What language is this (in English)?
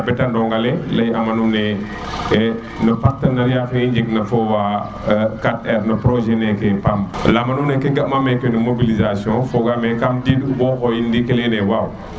Serer